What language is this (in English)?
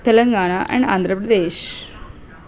Telugu